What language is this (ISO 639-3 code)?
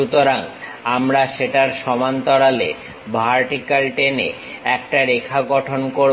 ben